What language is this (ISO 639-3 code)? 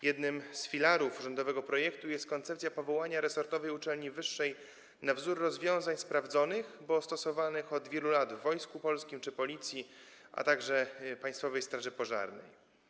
pol